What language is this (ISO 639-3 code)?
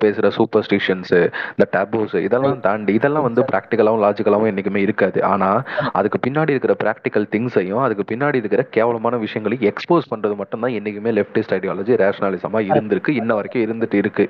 tam